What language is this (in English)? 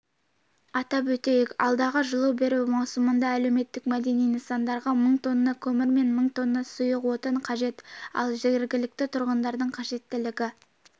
Kazakh